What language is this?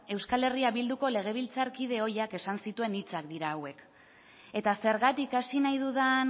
Basque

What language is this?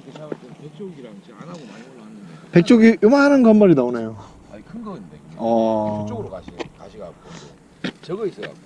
Korean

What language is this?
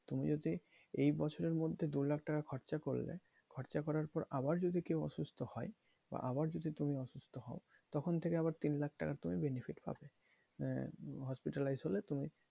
Bangla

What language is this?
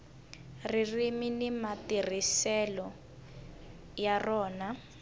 Tsonga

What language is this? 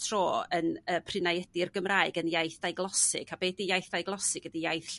Welsh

